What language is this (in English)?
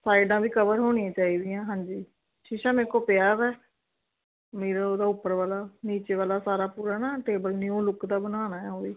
Punjabi